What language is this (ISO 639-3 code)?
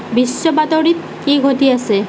asm